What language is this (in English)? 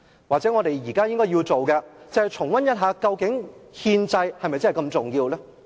Cantonese